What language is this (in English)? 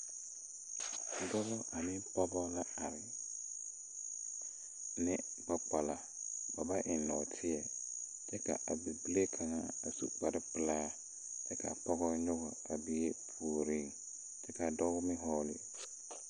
Southern Dagaare